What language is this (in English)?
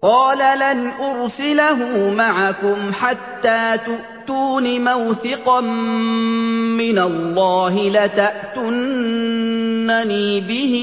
Arabic